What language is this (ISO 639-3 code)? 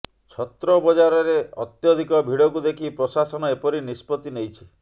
ori